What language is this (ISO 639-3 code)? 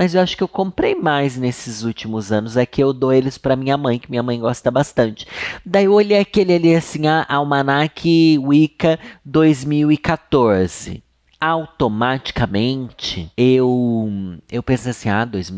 por